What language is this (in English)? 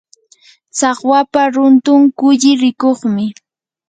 Yanahuanca Pasco Quechua